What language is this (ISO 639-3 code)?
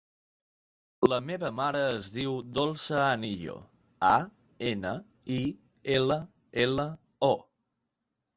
cat